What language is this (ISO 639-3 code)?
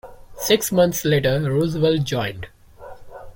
eng